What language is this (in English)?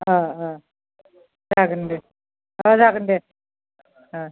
Bodo